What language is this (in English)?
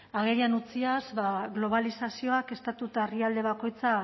Basque